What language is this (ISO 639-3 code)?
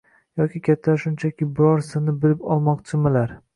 uzb